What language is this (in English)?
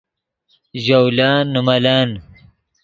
Yidgha